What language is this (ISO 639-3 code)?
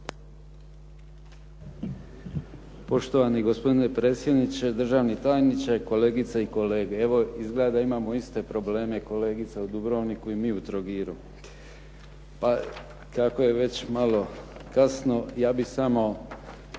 hrv